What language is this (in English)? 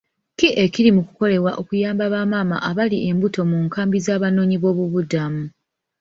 Ganda